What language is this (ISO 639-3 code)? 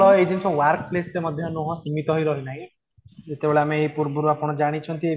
ori